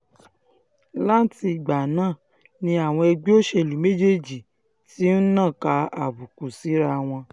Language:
Yoruba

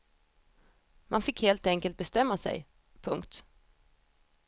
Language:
Swedish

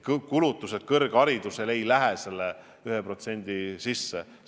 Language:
Estonian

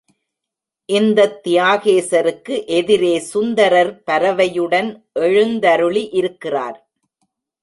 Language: Tamil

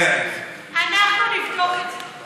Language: Hebrew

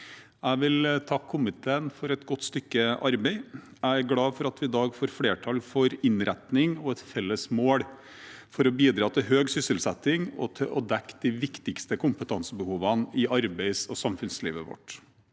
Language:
Norwegian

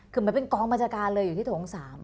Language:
Thai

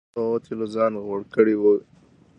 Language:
Pashto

